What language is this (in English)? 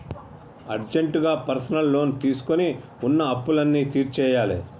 Telugu